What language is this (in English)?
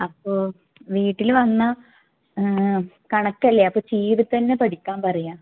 Malayalam